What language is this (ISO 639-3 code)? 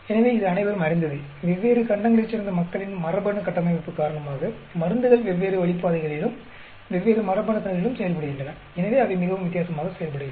tam